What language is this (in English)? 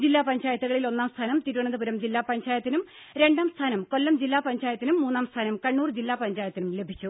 Malayalam